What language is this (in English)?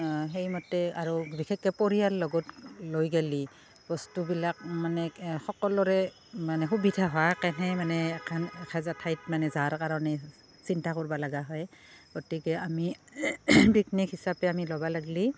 Assamese